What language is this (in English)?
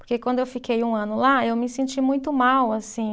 Portuguese